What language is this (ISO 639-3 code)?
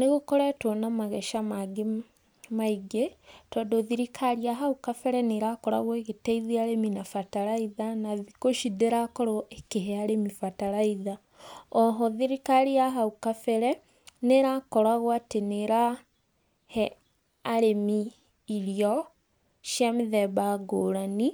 kik